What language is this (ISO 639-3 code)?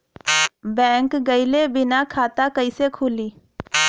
bho